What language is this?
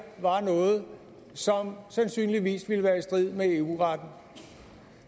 Danish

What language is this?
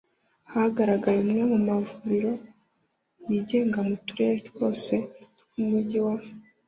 Kinyarwanda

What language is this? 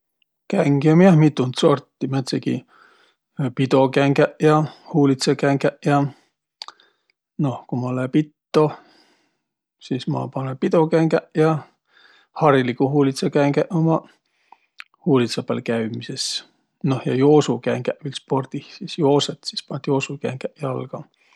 Võro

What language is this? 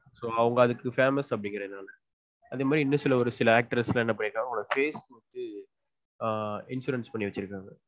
Tamil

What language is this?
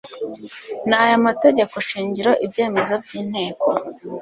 Kinyarwanda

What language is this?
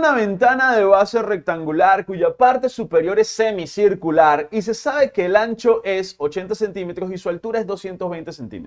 Spanish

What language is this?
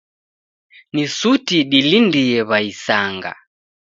Taita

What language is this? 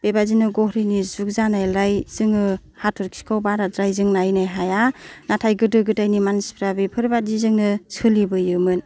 Bodo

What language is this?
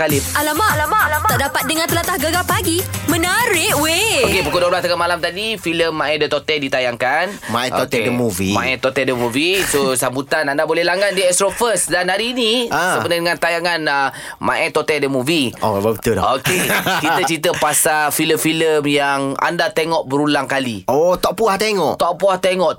Malay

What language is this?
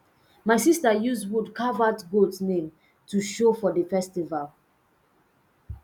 Nigerian Pidgin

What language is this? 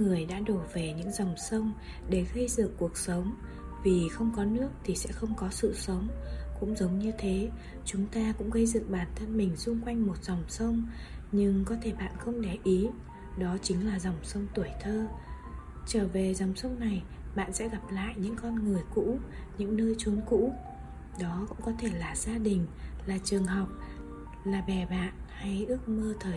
Vietnamese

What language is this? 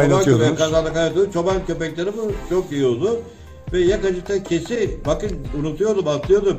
Turkish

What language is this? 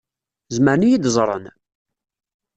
Kabyle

